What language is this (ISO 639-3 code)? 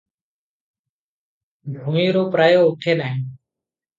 ori